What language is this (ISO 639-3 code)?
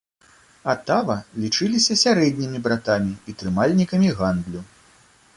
bel